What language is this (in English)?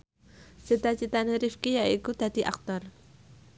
Javanese